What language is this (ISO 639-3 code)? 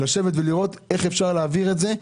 heb